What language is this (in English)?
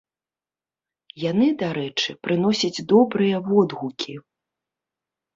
Belarusian